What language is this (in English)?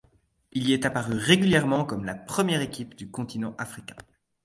French